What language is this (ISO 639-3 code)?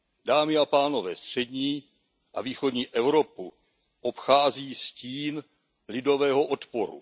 ces